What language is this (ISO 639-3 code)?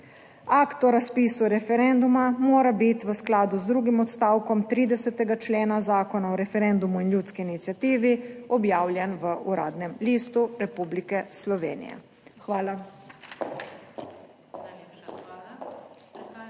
slv